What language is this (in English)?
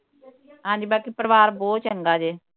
Punjabi